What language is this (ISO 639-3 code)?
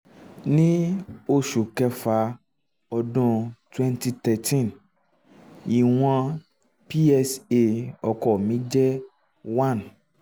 yor